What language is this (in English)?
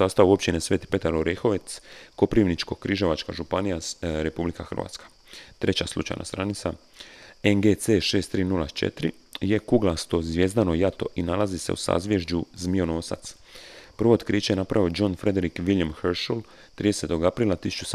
Croatian